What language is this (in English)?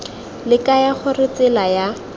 Tswana